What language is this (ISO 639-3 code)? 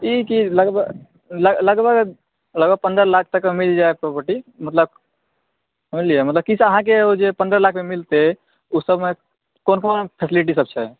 mai